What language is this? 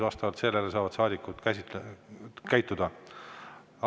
Estonian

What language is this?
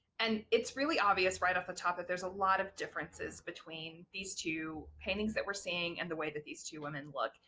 English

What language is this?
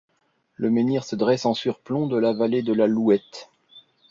French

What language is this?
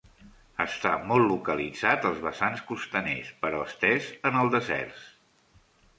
Catalan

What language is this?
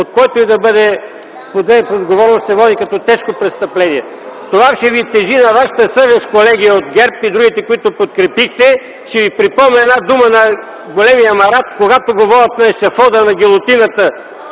Bulgarian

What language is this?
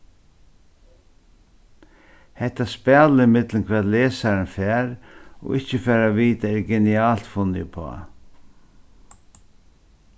Faroese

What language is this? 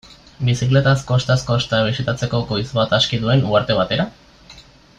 Basque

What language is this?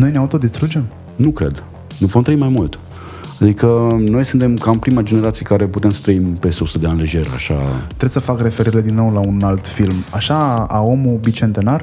Romanian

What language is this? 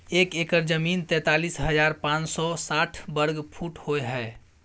Maithili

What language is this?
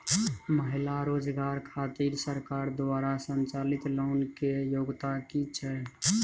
Maithili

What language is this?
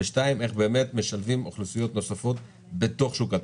Hebrew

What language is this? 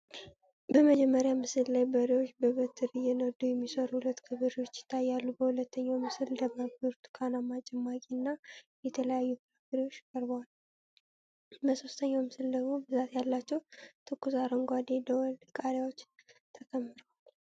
Amharic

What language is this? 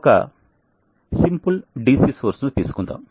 Telugu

